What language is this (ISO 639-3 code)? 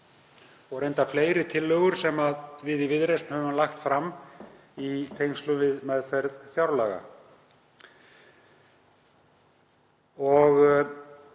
isl